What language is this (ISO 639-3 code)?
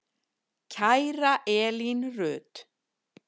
isl